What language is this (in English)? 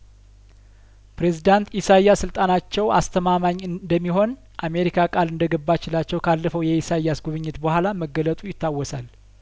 Amharic